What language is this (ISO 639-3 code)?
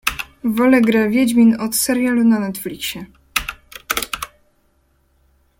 pol